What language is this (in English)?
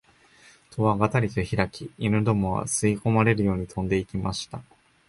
Japanese